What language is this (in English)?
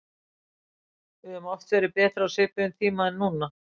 Icelandic